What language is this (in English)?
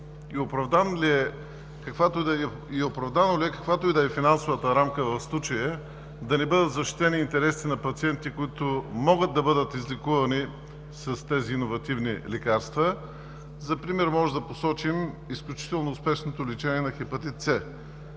Bulgarian